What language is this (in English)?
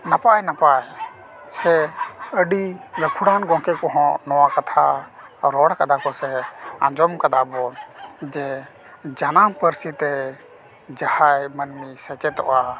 Santali